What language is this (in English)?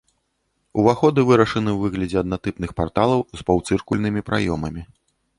Belarusian